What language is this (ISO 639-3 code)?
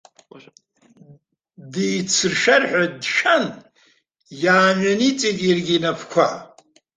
abk